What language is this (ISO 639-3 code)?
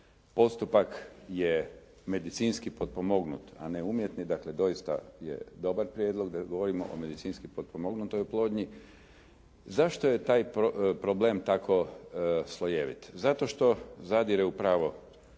hrv